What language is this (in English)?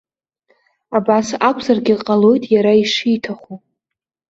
Abkhazian